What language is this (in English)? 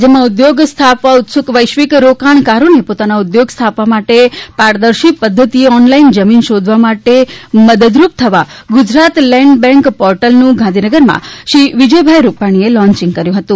Gujarati